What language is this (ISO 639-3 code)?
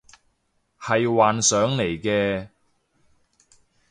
yue